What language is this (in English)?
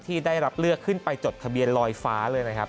Thai